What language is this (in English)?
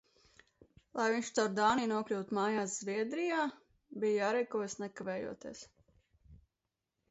Latvian